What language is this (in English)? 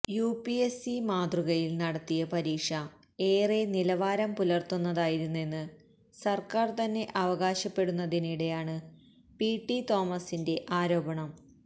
Malayalam